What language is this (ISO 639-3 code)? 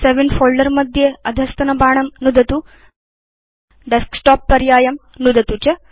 san